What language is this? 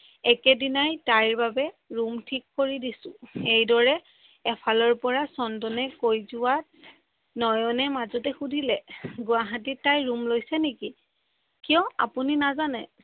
Assamese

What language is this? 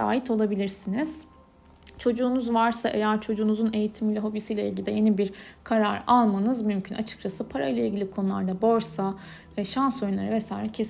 Turkish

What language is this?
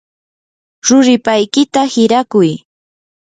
Yanahuanca Pasco Quechua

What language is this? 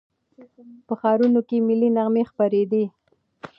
Pashto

